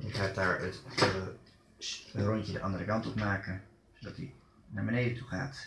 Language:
Dutch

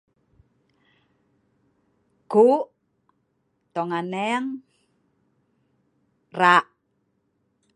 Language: Sa'ban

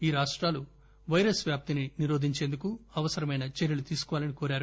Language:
Telugu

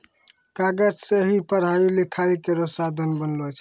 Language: Maithili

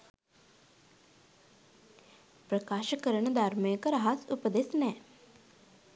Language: Sinhala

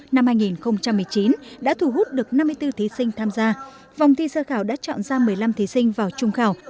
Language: Vietnamese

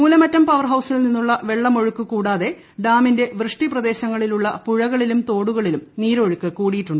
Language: Malayalam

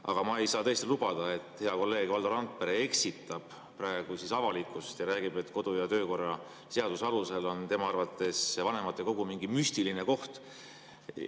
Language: Estonian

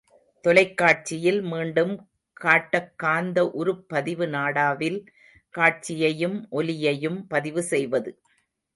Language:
Tamil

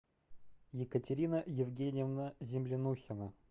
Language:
Russian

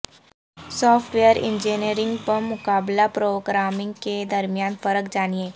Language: Urdu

